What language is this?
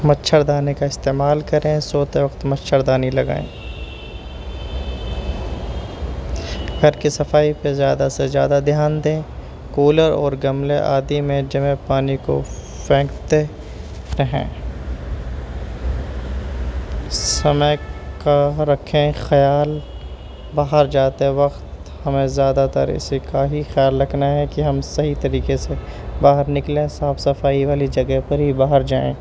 Urdu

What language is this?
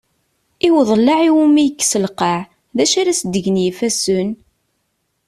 Kabyle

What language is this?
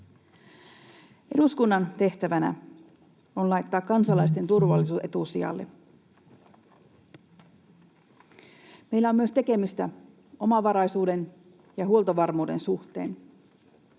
Finnish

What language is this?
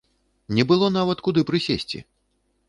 Belarusian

